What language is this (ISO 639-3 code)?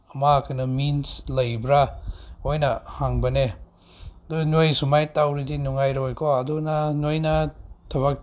mni